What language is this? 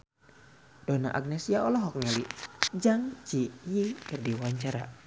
Sundanese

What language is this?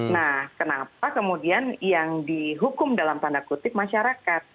Indonesian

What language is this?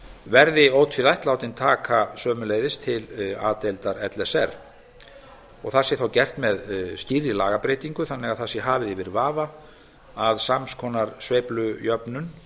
Icelandic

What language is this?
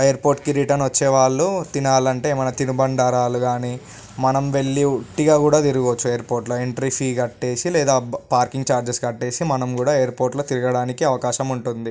Telugu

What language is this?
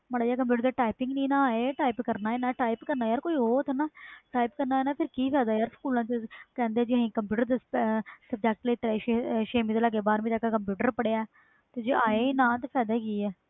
Punjabi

